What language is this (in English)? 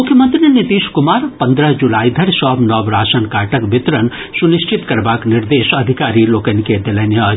Maithili